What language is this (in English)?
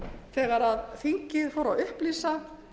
Icelandic